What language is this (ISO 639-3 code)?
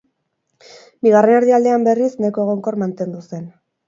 eus